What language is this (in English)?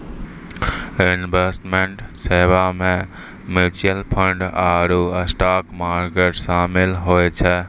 Maithili